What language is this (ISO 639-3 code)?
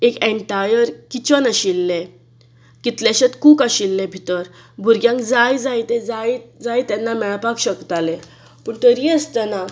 kok